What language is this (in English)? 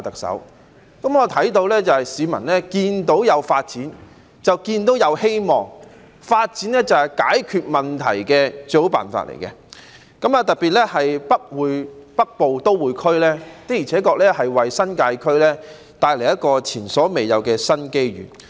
Cantonese